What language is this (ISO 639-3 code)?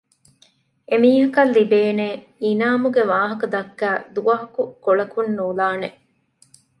div